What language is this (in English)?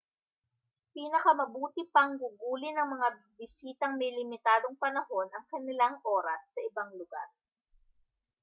Filipino